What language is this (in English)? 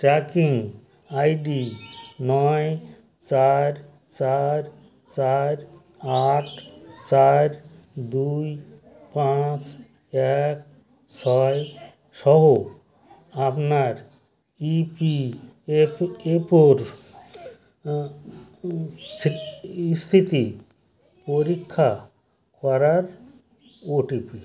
Bangla